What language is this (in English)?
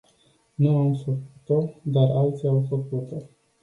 Romanian